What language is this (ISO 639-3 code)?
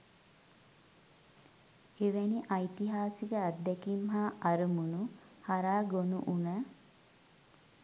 sin